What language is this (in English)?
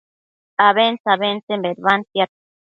Matsés